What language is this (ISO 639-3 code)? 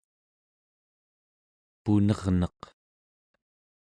esu